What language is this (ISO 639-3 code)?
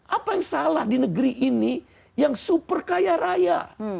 ind